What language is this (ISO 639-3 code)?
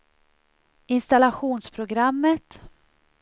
swe